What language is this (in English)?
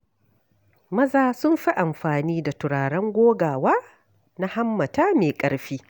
Hausa